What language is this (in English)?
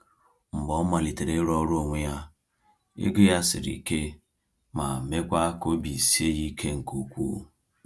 Igbo